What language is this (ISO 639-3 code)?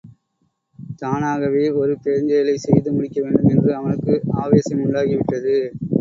tam